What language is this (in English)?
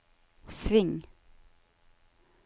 Norwegian